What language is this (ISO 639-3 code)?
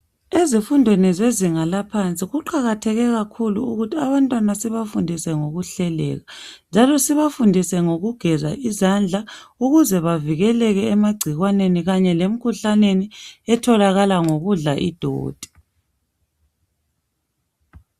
nde